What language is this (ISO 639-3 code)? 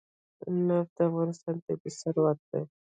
pus